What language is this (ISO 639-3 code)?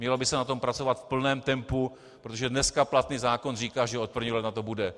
ces